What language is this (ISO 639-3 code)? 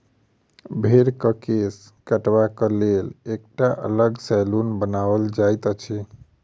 mai